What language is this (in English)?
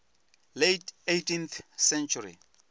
Venda